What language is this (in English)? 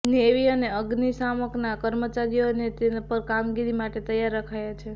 Gujarati